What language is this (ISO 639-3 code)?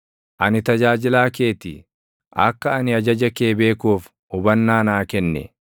orm